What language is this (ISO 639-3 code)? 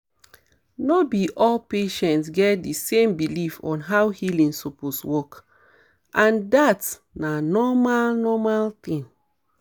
pcm